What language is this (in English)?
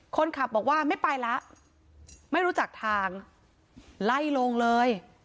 Thai